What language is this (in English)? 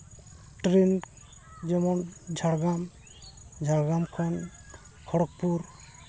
Santali